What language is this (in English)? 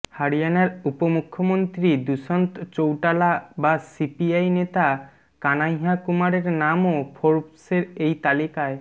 Bangla